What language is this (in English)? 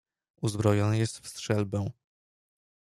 Polish